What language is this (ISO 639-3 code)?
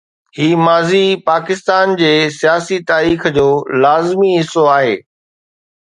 snd